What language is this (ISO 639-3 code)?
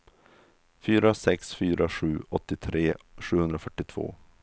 swe